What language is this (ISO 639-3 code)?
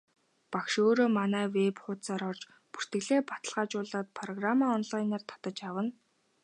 mon